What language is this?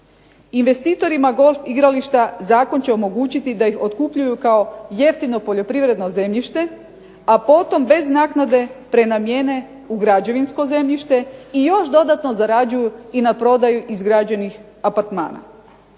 Croatian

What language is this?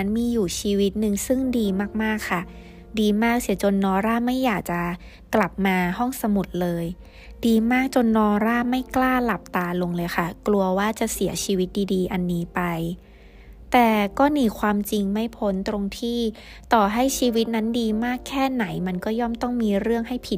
Thai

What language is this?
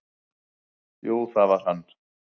Icelandic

